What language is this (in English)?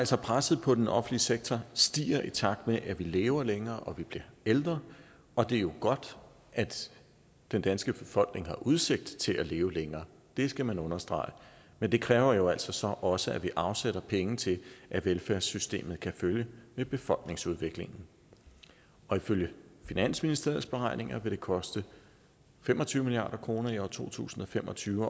Danish